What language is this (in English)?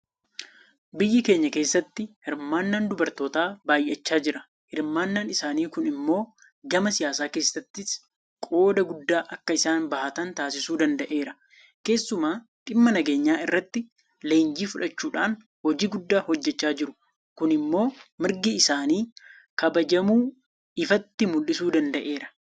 Oromo